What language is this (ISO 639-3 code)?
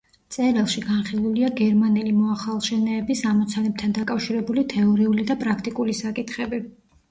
kat